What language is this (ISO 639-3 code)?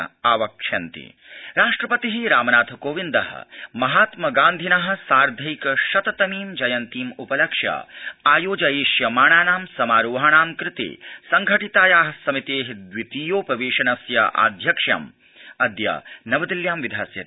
san